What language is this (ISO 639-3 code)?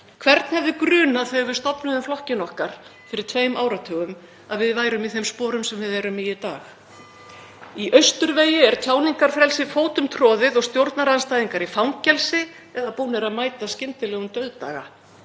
isl